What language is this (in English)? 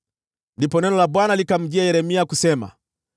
Swahili